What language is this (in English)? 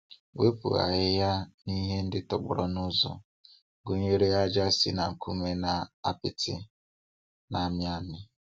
Igbo